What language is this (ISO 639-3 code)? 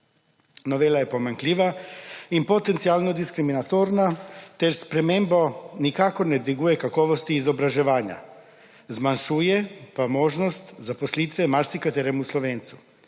slv